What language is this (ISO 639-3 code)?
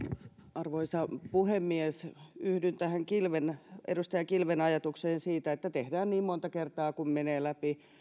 fin